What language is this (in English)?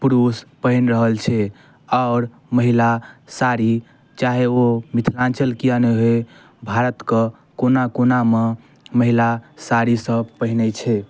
Maithili